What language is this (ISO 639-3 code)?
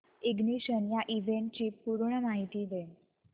mar